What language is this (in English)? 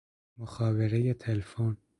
Persian